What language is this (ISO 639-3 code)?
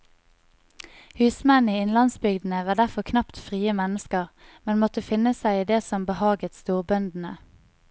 nor